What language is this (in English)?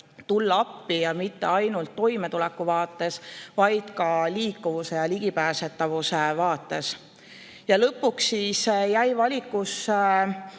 Estonian